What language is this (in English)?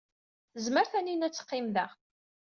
Kabyle